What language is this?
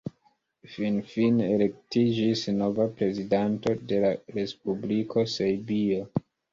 Esperanto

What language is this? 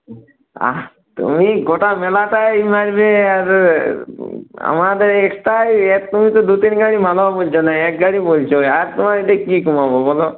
Bangla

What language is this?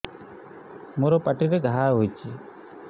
Odia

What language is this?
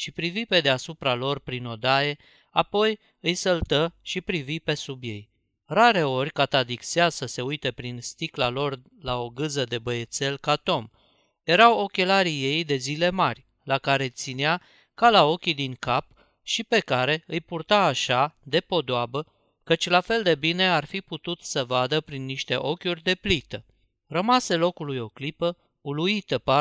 Romanian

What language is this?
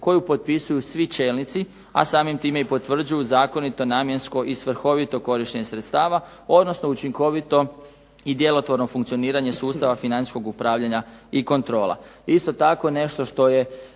Croatian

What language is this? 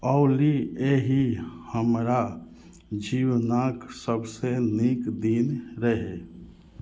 Maithili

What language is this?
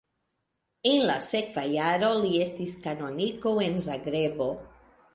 Esperanto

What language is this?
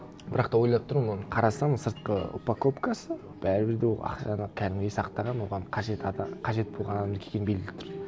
Kazakh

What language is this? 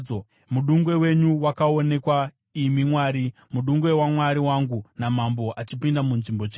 Shona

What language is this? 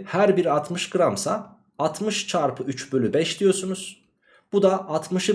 Turkish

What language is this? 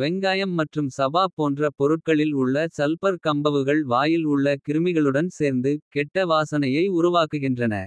Kota (India)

